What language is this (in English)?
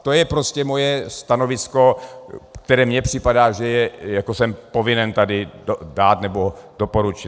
Czech